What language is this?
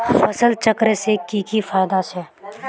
Magahi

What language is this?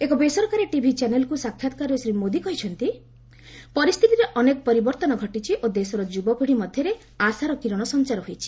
Odia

